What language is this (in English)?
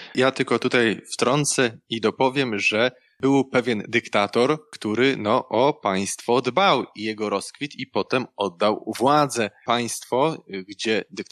Polish